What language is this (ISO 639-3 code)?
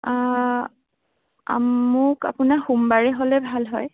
asm